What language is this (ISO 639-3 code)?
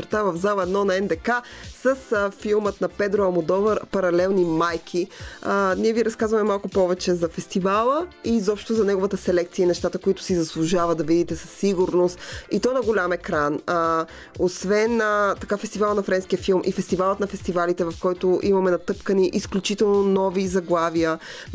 bul